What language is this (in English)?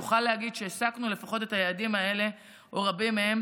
Hebrew